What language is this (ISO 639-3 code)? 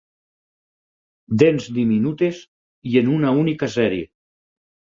cat